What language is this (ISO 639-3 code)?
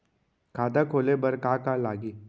hne